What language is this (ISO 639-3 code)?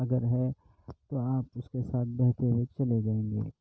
urd